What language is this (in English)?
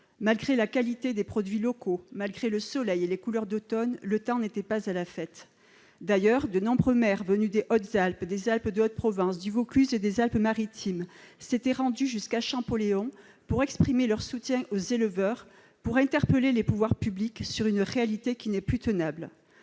French